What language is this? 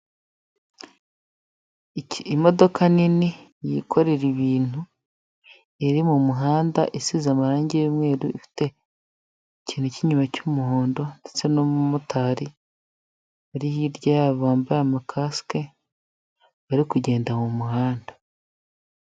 Kinyarwanda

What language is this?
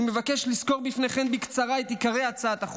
Hebrew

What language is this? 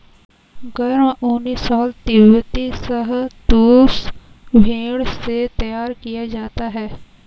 Hindi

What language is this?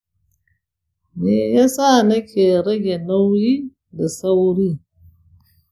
Hausa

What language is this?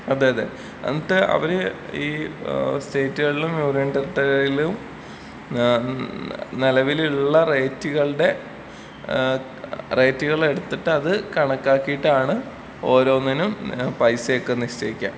Malayalam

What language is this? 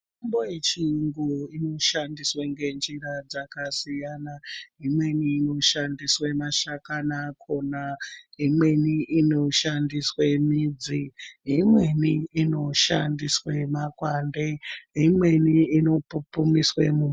Ndau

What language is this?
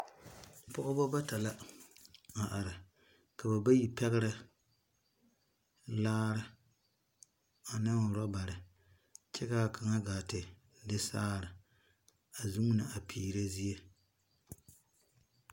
Southern Dagaare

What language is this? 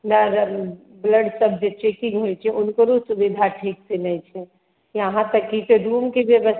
Maithili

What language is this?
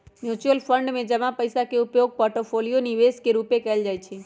Magahi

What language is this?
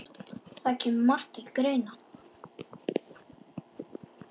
Icelandic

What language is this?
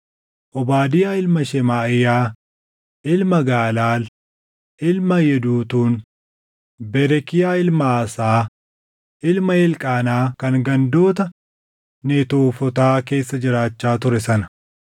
Oromo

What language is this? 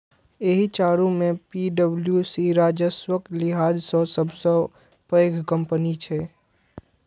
Maithili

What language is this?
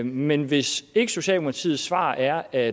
Danish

